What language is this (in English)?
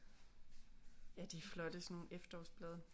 Danish